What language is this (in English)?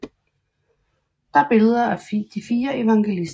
Danish